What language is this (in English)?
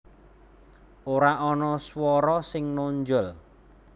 Javanese